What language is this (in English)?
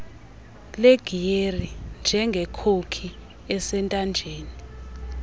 Xhosa